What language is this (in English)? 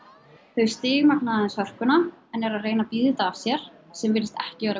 Icelandic